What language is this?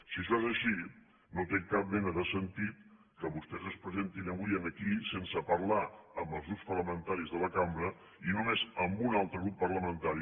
Catalan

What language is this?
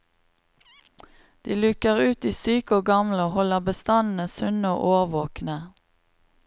Norwegian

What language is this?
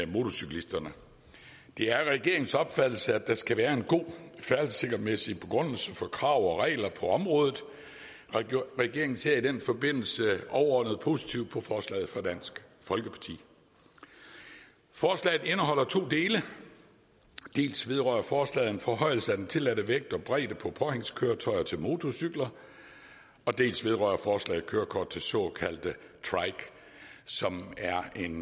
Danish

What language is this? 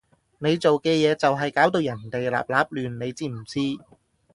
Cantonese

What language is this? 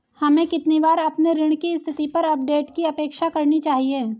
Hindi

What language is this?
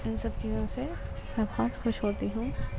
Urdu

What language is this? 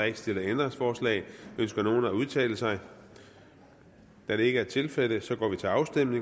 Danish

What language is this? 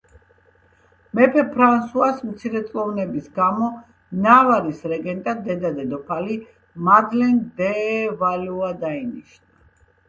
Georgian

